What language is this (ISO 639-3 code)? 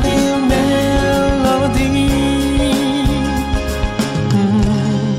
kor